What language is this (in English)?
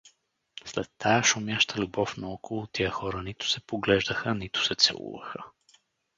Bulgarian